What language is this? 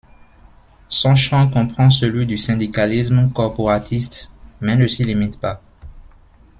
French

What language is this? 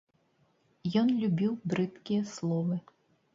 Belarusian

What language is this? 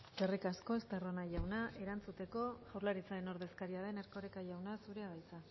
Basque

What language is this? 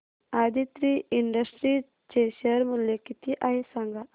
Marathi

